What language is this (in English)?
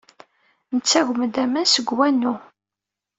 Kabyle